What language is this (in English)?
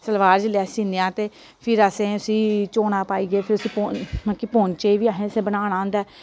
Dogri